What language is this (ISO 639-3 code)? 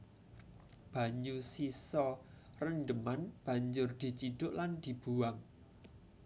jav